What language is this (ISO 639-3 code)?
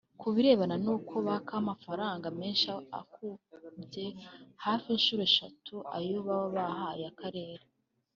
kin